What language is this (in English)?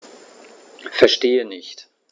German